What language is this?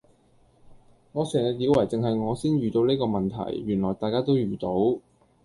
Cantonese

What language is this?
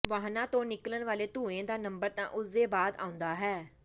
Punjabi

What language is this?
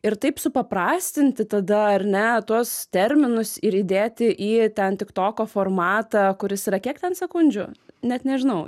Lithuanian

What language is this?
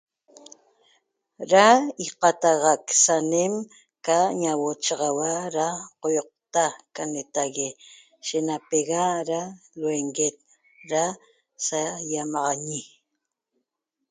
Toba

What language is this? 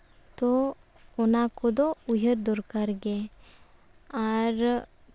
Santali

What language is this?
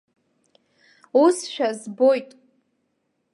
Abkhazian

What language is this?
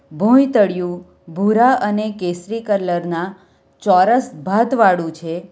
Gujarati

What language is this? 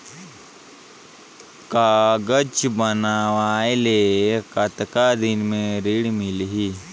Chhattisgarhi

